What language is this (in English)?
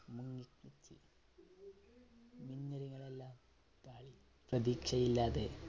Malayalam